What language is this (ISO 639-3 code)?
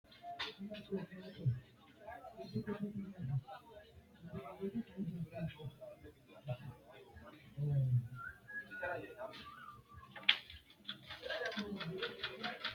sid